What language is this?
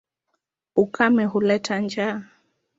Swahili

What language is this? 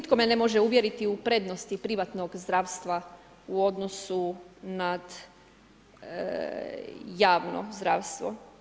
Croatian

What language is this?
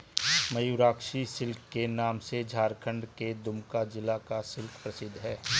Hindi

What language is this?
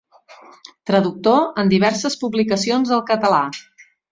Catalan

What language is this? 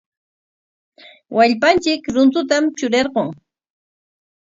Corongo Ancash Quechua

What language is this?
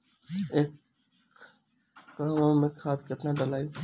Bhojpuri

